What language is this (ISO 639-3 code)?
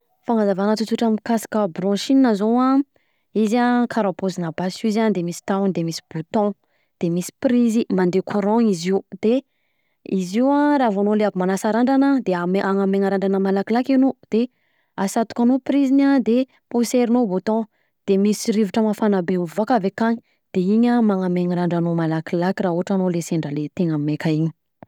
bzc